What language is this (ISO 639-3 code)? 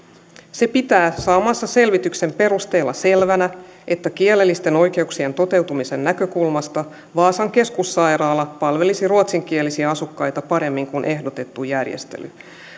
fin